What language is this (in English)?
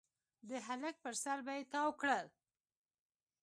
Pashto